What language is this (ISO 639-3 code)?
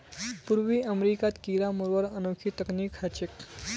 mag